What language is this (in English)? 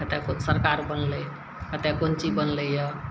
Maithili